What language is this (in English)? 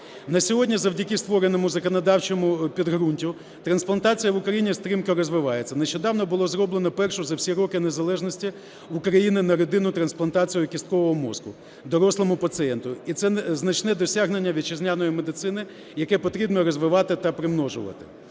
Ukrainian